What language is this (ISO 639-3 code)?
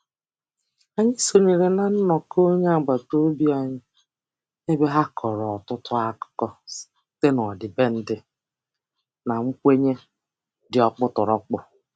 ibo